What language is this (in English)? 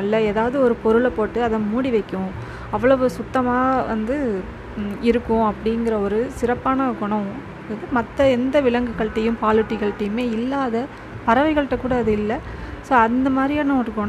Tamil